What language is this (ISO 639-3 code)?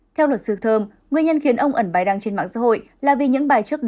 vie